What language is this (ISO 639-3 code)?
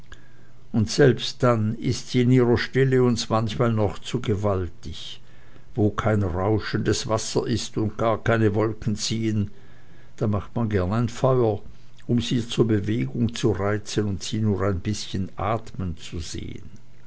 deu